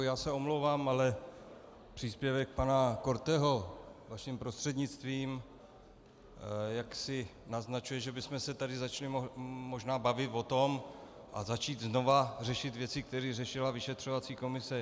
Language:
Czech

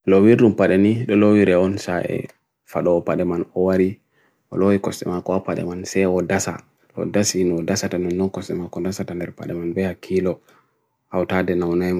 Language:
Bagirmi Fulfulde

